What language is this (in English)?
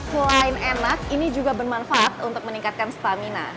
Indonesian